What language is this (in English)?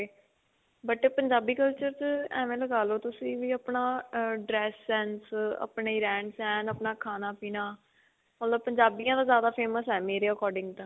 Punjabi